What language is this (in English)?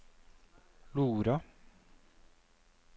Norwegian